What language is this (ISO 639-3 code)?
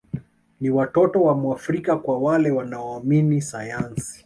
swa